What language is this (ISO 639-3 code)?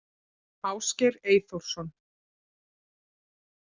isl